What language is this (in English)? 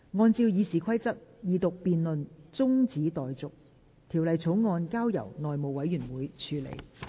Cantonese